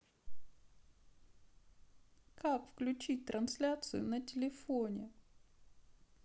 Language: Russian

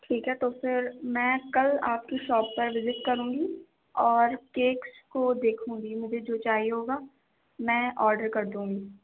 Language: Urdu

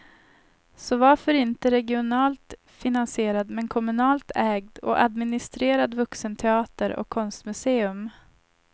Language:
Swedish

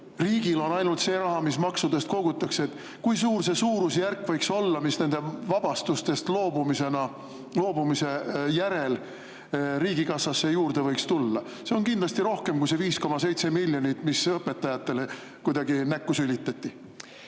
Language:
Estonian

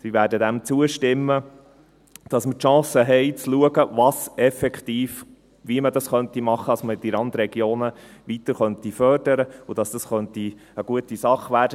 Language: Swiss German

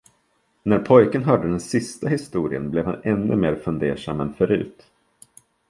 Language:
Swedish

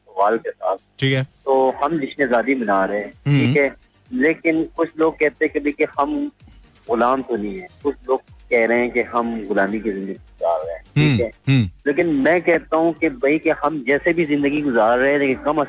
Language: Hindi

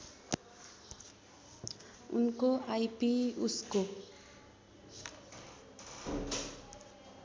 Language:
Nepali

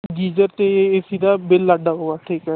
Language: Punjabi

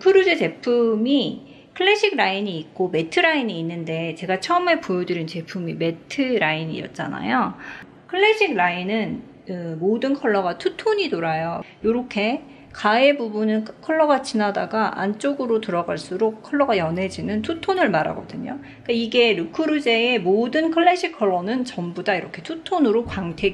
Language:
Korean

